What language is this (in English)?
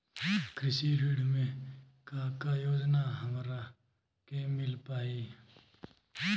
Bhojpuri